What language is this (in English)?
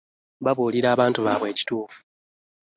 Ganda